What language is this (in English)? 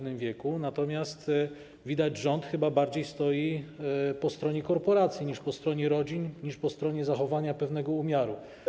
Polish